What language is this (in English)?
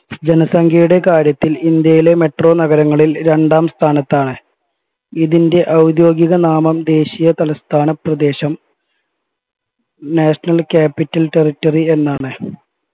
Malayalam